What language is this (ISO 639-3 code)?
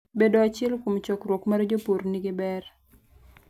luo